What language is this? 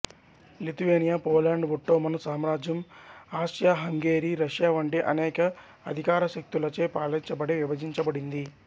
Telugu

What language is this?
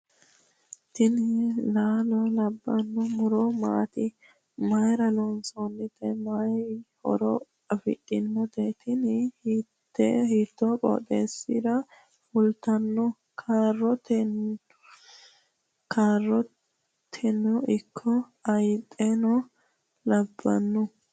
Sidamo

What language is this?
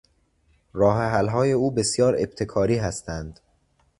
Persian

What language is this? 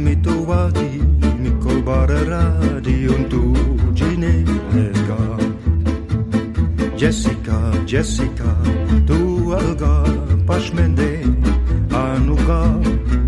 Dutch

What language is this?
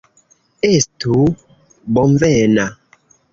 Esperanto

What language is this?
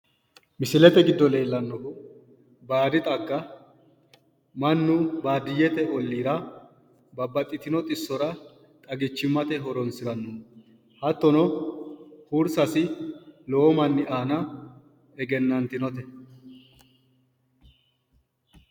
Sidamo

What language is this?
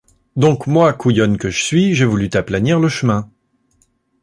French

